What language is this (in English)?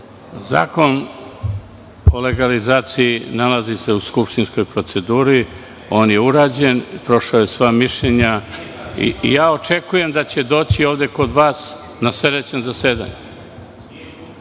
Serbian